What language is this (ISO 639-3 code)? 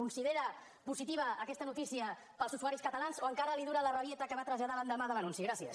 cat